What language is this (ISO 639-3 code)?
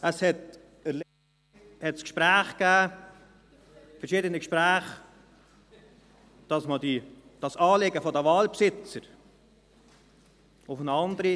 gsw